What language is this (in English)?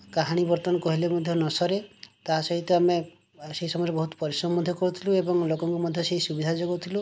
Odia